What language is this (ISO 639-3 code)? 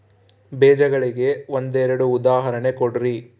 kan